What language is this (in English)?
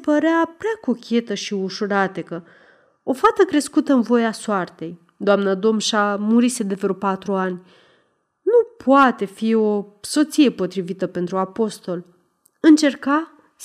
Romanian